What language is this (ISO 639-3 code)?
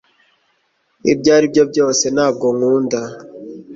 kin